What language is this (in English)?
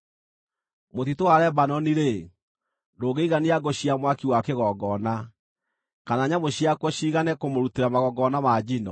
Kikuyu